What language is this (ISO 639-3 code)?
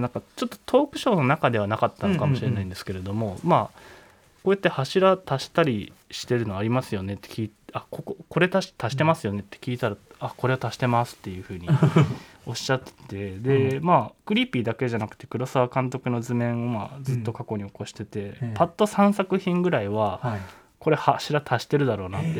jpn